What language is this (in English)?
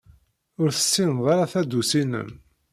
Kabyle